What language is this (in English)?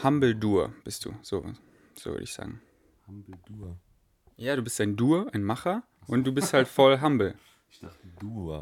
German